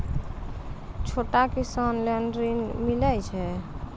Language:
Maithili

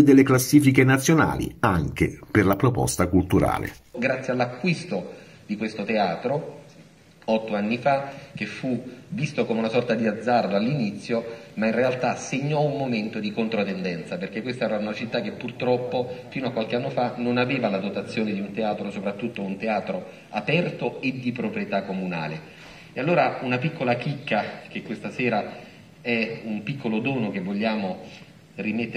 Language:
Italian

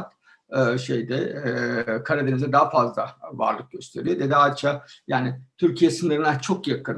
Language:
Turkish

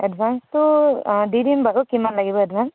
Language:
Assamese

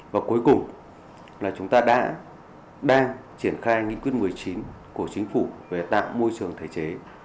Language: Vietnamese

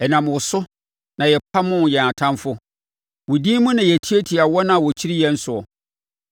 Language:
Akan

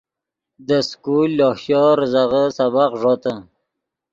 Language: Yidgha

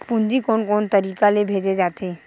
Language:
Chhattisgarhi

